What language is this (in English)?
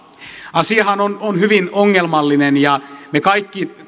Finnish